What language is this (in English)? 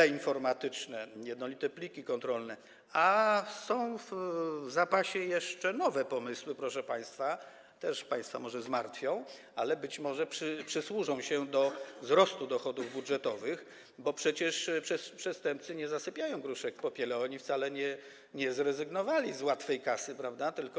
Polish